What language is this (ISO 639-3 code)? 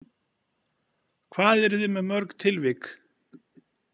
isl